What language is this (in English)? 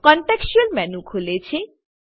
Gujarati